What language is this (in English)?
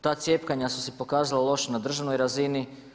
Croatian